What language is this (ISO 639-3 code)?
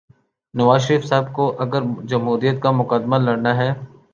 urd